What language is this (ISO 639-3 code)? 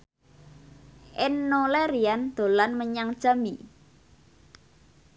jav